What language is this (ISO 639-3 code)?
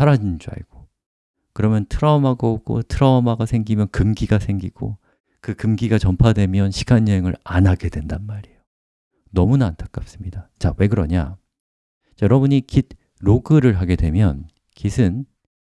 kor